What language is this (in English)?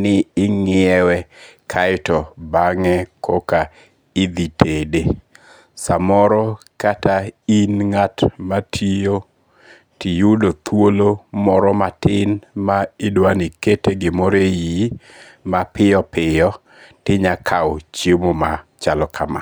Luo (Kenya and Tanzania)